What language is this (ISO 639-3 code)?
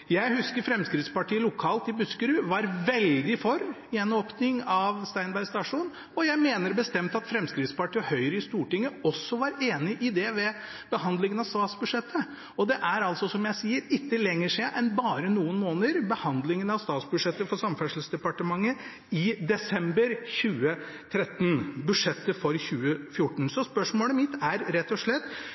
nob